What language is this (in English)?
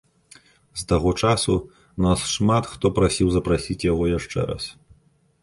Belarusian